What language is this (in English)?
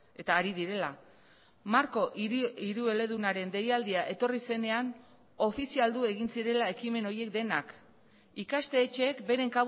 Basque